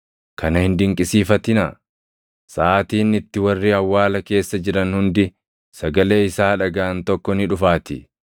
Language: Oromo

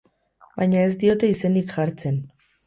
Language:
Basque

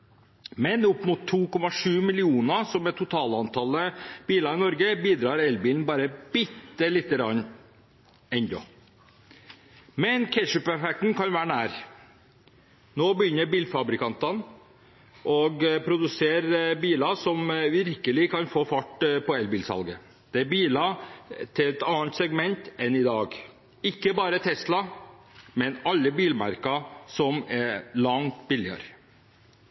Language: Norwegian Bokmål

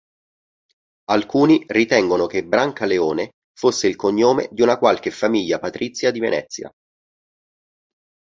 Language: Italian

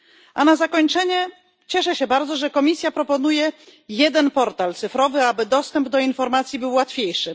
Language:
Polish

